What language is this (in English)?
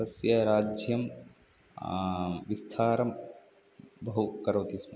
Sanskrit